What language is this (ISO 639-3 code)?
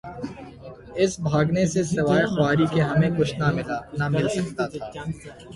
urd